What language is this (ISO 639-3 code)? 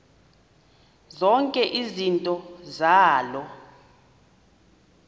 xho